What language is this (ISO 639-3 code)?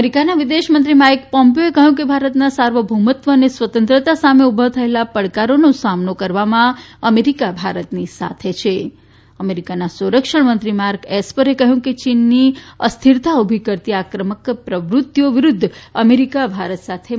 guj